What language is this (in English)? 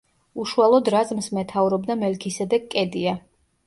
Georgian